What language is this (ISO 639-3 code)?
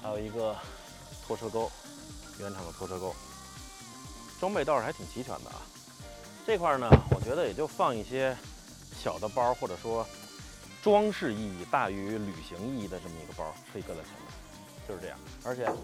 zho